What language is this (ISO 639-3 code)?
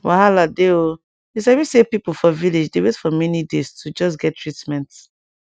pcm